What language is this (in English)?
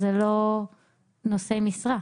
Hebrew